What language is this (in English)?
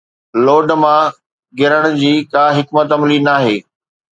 Sindhi